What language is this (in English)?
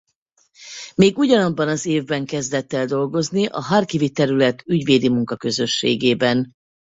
Hungarian